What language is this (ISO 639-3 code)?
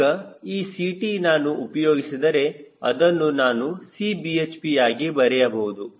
kan